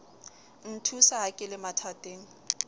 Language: Southern Sotho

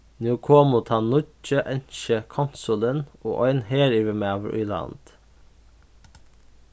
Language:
Faroese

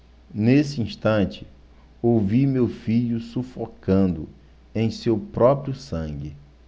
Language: Portuguese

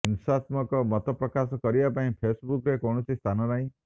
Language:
Odia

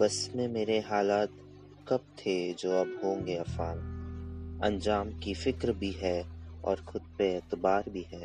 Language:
Urdu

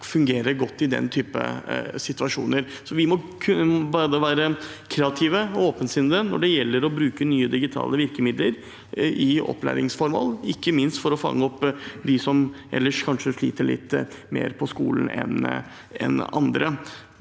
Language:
Norwegian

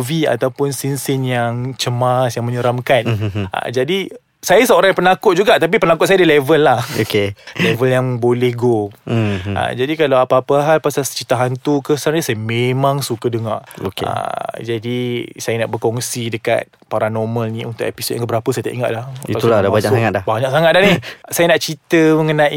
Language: Malay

